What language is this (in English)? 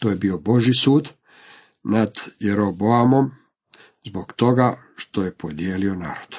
Croatian